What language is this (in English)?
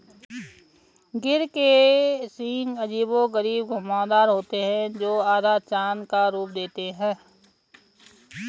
Hindi